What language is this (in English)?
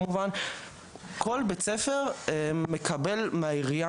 Hebrew